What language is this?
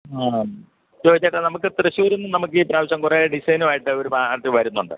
Malayalam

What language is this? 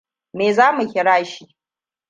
Hausa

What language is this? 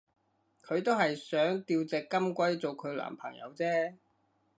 Cantonese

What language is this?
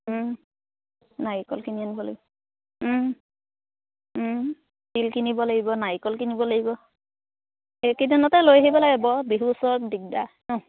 Assamese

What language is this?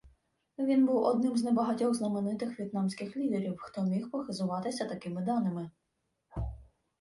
Ukrainian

